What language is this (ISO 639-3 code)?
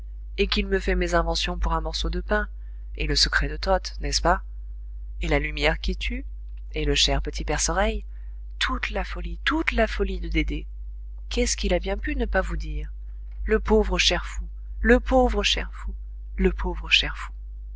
fra